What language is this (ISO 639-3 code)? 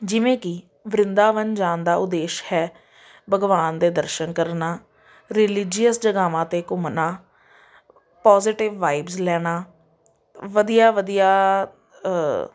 pan